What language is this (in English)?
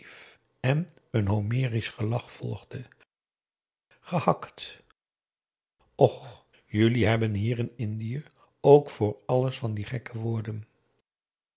Dutch